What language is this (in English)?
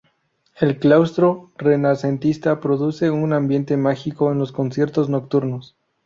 Spanish